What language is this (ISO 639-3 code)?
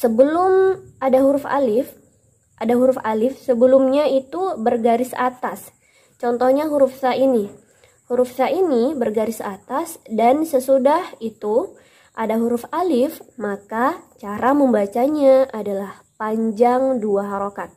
ind